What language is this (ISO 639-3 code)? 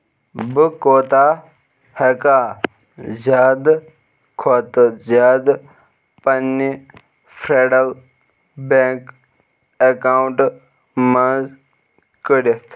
kas